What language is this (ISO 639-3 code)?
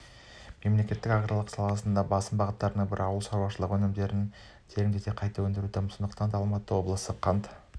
kaz